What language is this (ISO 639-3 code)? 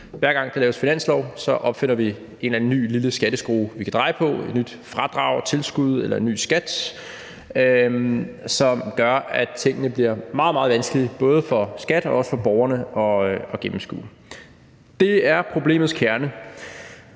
dan